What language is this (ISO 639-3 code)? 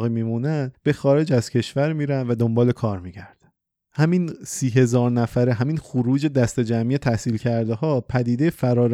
fas